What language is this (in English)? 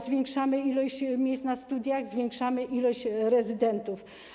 Polish